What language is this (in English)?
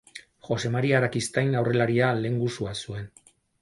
Basque